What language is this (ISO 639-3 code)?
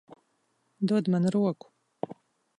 lav